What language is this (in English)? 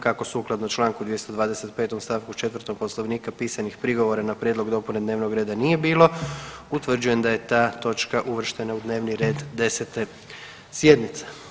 Croatian